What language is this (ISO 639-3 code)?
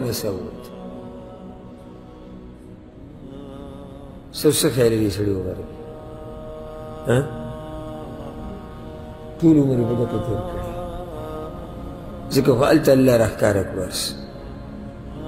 ara